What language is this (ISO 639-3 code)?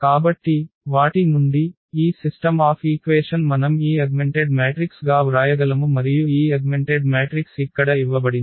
tel